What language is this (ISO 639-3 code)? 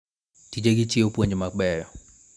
luo